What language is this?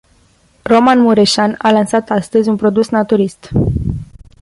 Romanian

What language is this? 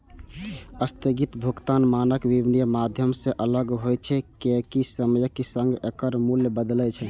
Maithili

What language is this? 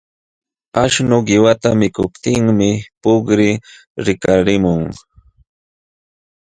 Jauja Wanca Quechua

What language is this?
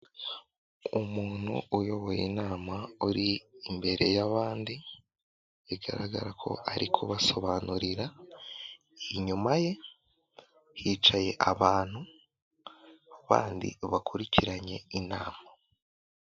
Kinyarwanda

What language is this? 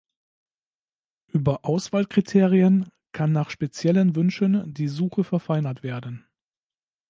German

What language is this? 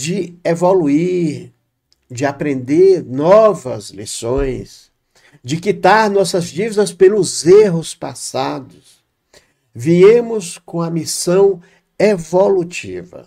Portuguese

